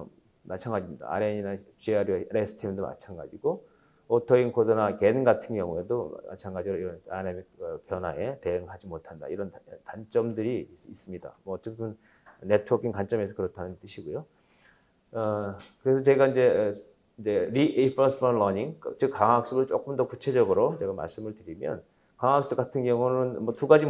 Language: Korean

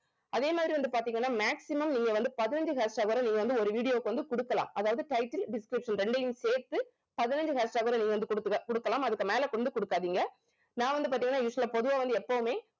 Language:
Tamil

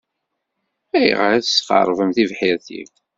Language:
Kabyle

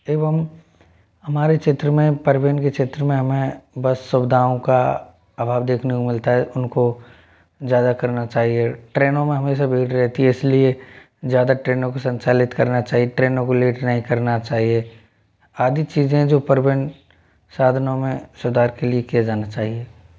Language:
Hindi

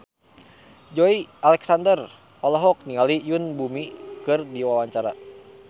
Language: Sundanese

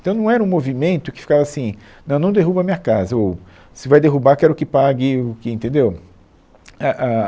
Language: Portuguese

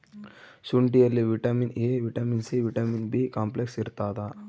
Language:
Kannada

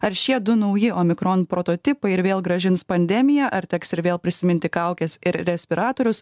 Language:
Lithuanian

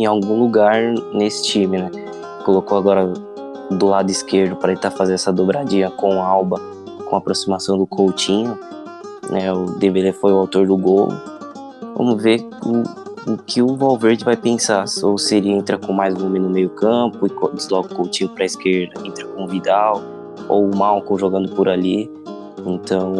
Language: Portuguese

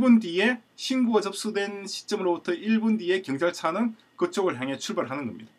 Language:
Korean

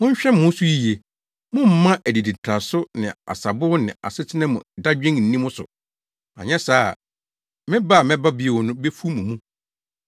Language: Akan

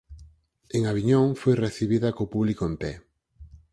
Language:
Galician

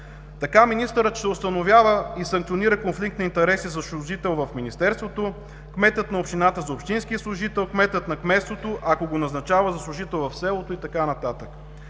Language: Bulgarian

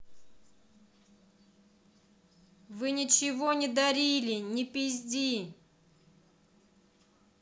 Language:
Russian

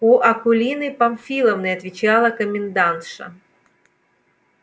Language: Russian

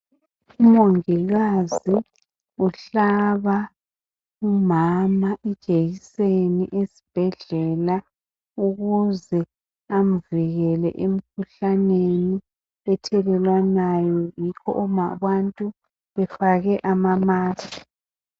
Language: North Ndebele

